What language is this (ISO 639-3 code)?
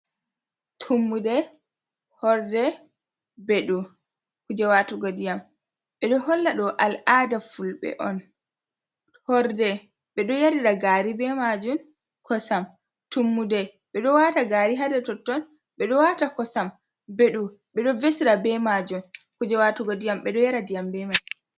ful